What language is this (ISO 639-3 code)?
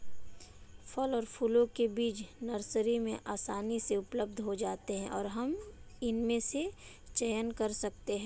hin